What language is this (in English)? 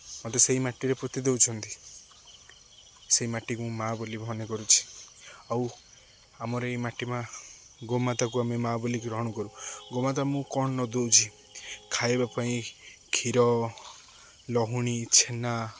Odia